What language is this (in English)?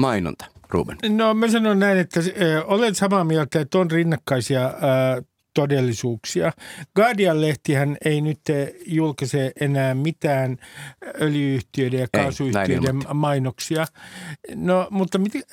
Finnish